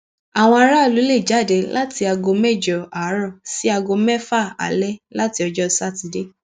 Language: Yoruba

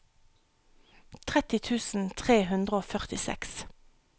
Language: Norwegian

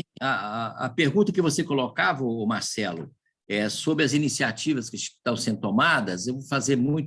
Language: Portuguese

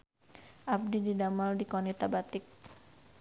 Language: Sundanese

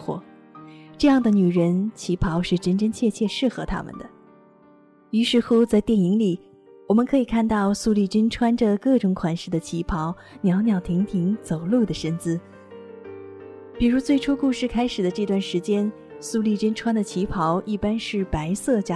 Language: Chinese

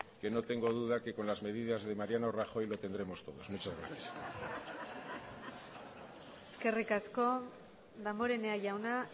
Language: Spanish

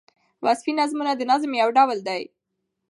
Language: Pashto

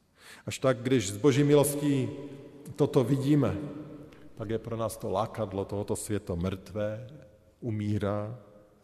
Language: Czech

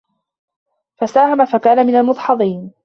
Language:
Arabic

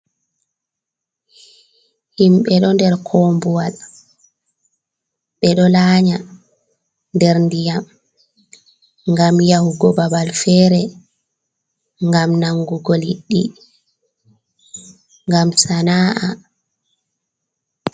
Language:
Fula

